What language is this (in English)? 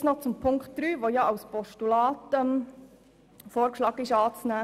Swiss German